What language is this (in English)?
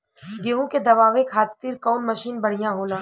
Bhojpuri